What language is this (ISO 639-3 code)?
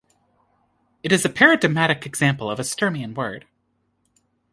eng